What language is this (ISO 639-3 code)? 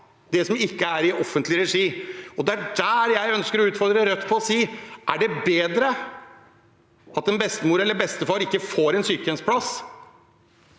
nor